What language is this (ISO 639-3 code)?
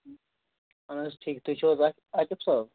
kas